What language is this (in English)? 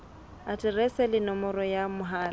Southern Sotho